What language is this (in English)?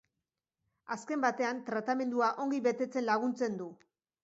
Basque